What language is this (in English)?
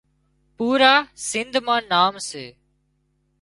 Wadiyara Koli